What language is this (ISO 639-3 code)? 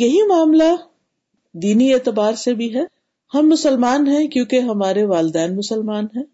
urd